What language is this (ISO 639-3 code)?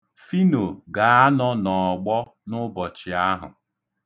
ibo